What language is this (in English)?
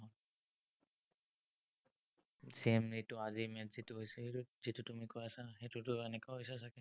Assamese